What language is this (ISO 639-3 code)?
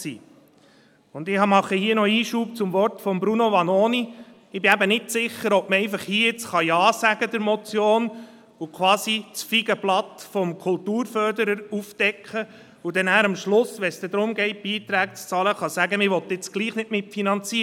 gsw